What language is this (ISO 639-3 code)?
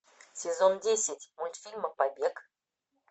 rus